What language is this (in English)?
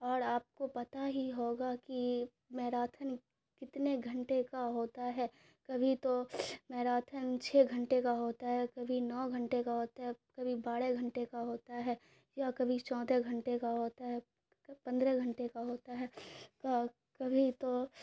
Urdu